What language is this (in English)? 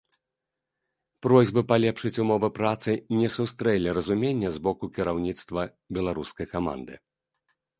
Belarusian